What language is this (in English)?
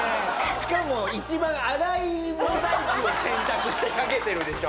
Japanese